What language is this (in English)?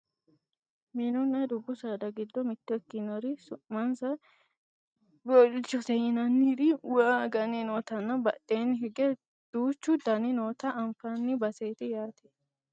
Sidamo